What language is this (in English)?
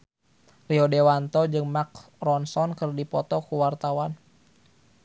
Sundanese